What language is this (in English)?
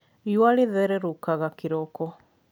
Kikuyu